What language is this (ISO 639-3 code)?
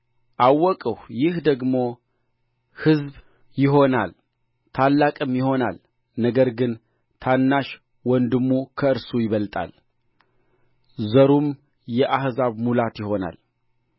amh